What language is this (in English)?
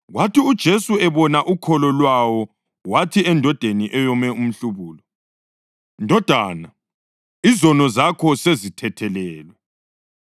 North Ndebele